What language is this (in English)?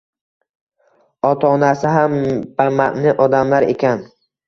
Uzbek